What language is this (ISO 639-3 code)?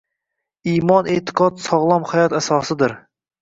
uzb